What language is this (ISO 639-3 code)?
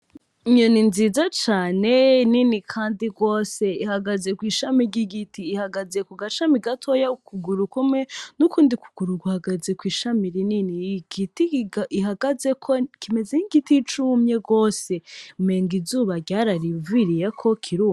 run